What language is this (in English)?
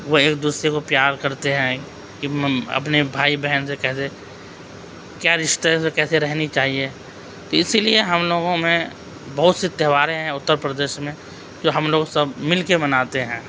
Urdu